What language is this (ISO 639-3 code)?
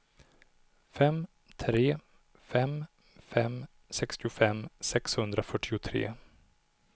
swe